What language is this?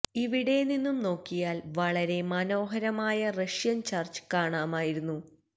Malayalam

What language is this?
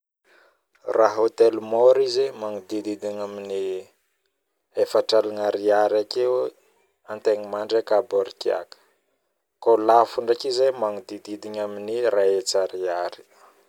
Northern Betsimisaraka Malagasy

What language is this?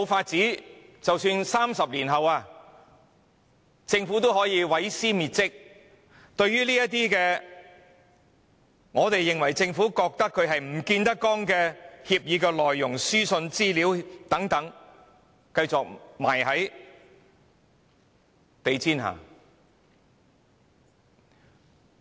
Cantonese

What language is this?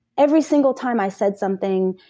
English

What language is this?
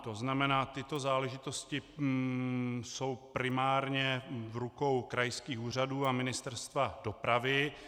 Czech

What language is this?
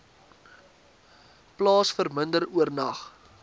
Afrikaans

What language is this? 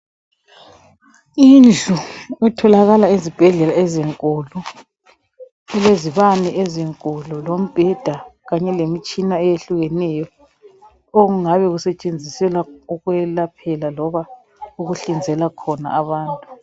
North Ndebele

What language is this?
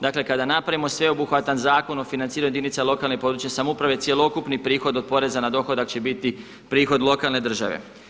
Croatian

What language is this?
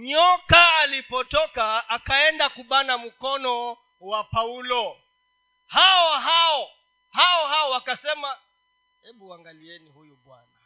Swahili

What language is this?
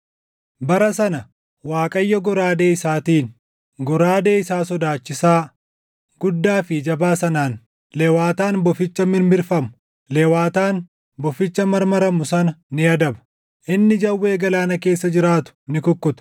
Oromo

